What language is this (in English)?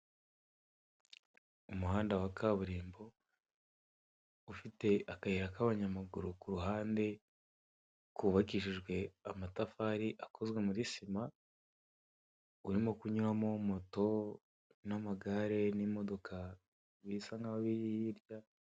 Kinyarwanda